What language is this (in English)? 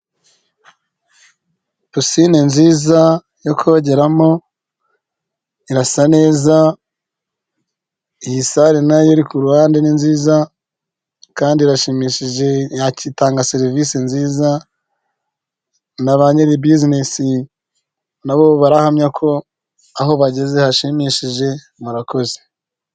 Kinyarwanda